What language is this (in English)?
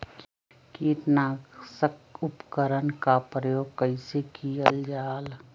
Magahi